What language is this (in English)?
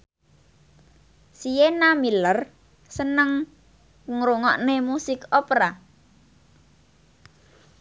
Javanese